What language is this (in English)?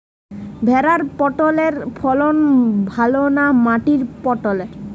Bangla